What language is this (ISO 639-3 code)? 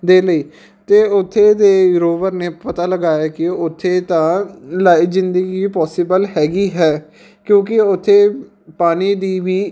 pan